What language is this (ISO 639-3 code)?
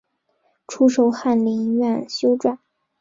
zho